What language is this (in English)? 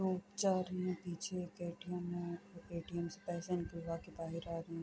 Urdu